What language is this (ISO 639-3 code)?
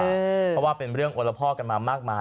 tha